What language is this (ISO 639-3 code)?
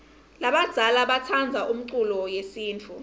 ssw